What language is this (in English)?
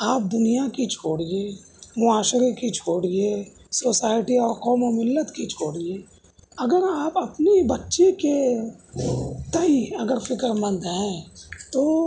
Urdu